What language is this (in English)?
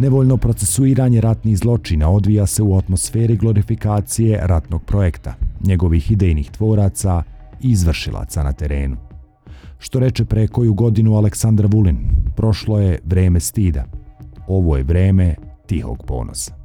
Croatian